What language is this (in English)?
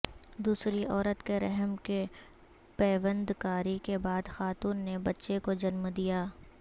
Urdu